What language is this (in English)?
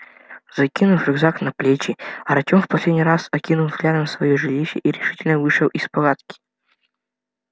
Russian